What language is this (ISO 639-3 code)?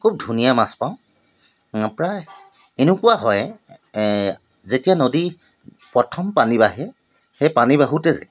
asm